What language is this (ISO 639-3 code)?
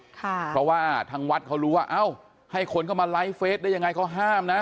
tha